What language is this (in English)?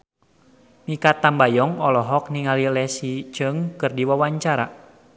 Sundanese